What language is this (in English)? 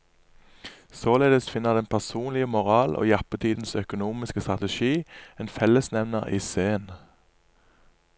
Norwegian